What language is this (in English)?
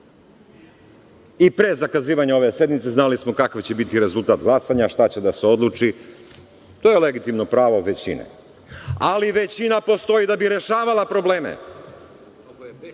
Serbian